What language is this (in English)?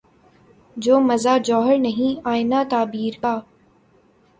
Urdu